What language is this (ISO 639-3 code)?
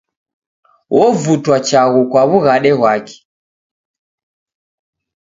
dav